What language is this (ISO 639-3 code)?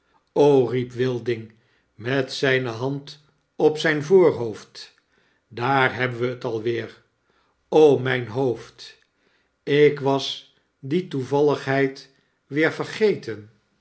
nld